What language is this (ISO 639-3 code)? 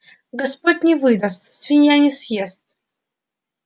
rus